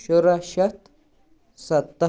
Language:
Kashmiri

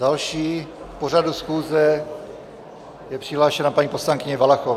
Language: Czech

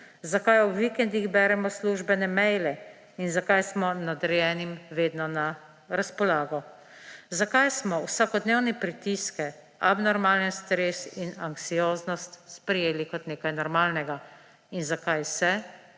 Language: Slovenian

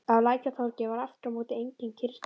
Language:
Icelandic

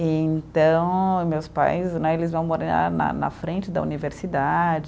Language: Portuguese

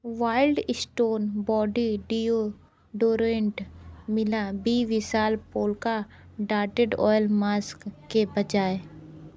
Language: Hindi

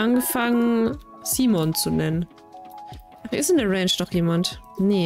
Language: German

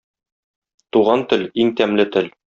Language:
Tatar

